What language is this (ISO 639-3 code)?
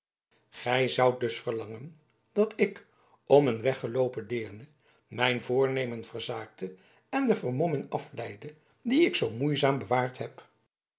nld